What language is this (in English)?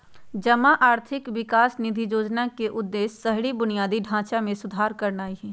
Magahi